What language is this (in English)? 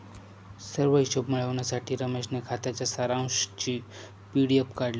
Marathi